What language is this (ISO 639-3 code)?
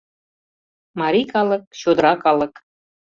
chm